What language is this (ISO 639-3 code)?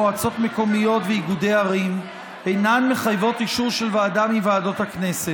heb